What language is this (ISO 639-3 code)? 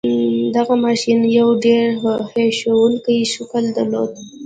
pus